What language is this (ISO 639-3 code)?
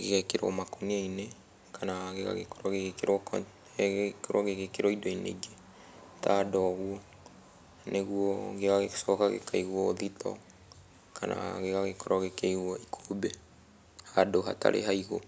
kik